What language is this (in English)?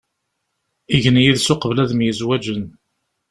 Kabyle